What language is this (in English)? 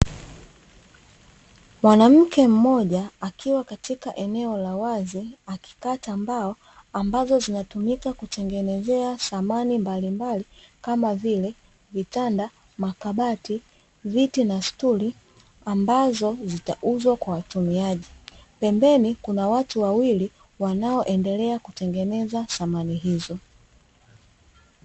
Swahili